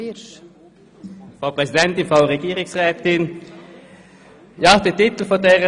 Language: Swiss German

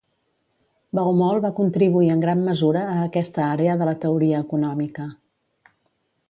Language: Catalan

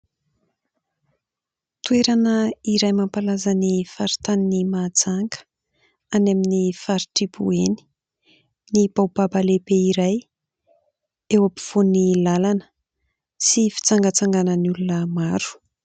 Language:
Malagasy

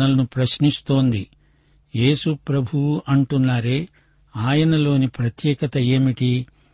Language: Telugu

